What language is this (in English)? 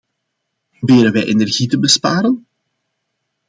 Dutch